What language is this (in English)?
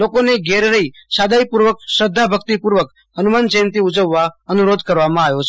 Gujarati